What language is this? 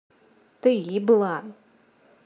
Russian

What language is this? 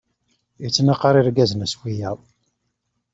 Kabyle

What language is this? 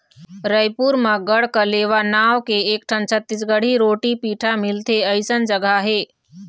Chhattisgarhi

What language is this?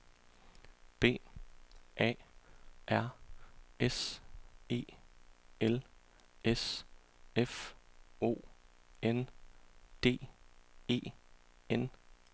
Danish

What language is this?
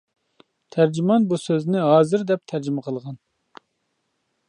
Uyghur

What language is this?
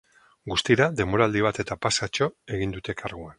Basque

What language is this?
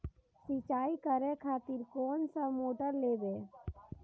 Maithili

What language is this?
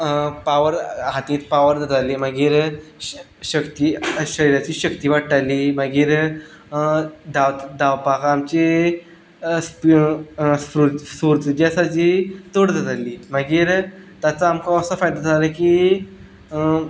Konkani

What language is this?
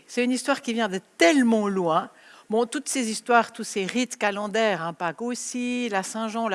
French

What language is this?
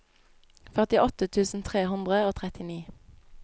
Norwegian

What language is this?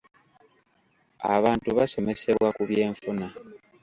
Ganda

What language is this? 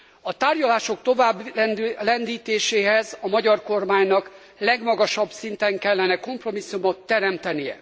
Hungarian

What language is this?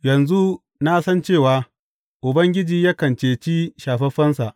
Hausa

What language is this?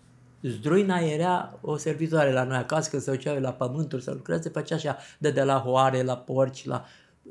Romanian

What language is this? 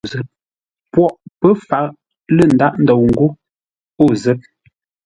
Ngombale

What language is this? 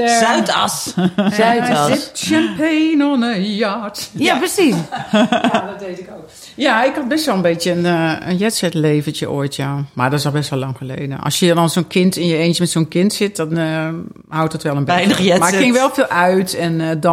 Dutch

